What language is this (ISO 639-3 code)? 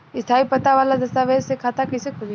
bho